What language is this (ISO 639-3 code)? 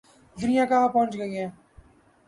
urd